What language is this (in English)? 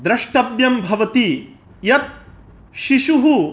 Sanskrit